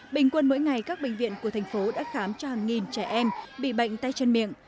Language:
Vietnamese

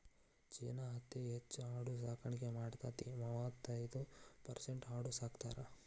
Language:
Kannada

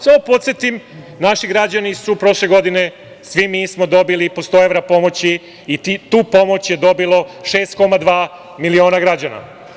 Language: Serbian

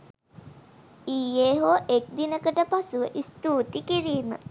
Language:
Sinhala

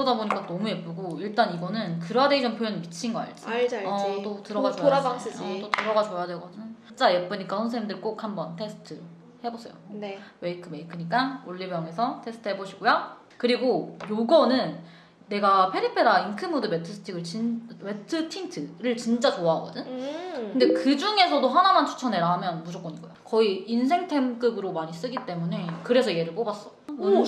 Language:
Korean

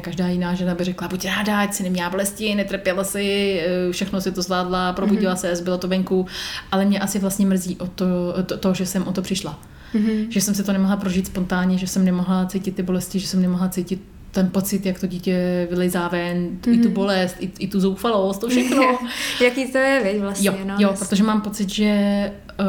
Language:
Czech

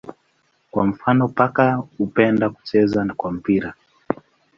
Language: Swahili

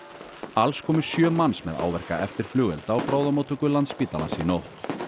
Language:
Icelandic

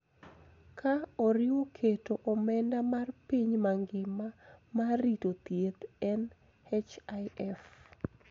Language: Luo (Kenya and Tanzania)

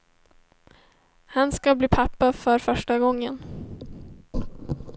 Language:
Swedish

